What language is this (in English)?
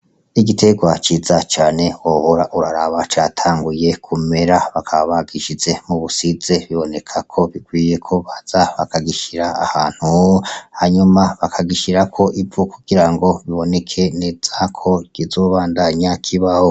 Rundi